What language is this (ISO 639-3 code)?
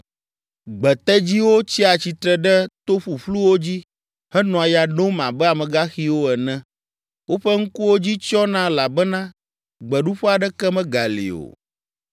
ewe